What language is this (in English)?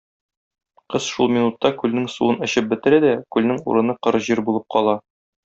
Tatar